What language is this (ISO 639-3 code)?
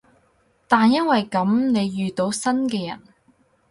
yue